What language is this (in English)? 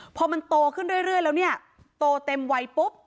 Thai